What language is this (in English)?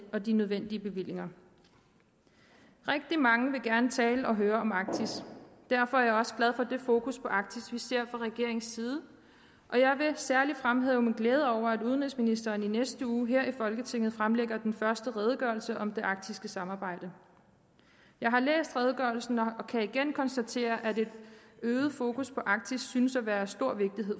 Danish